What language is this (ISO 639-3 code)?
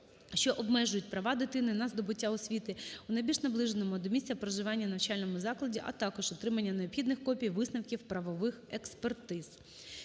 ukr